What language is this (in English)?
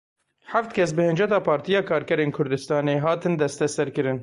Kurdish